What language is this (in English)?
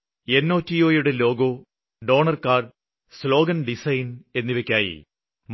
Malayalam